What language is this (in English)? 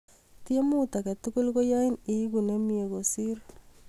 Kalenjin